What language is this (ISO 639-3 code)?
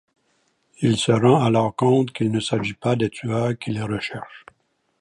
fra